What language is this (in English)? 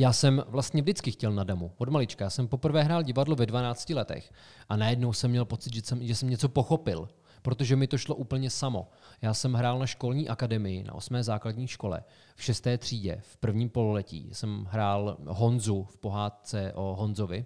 Czech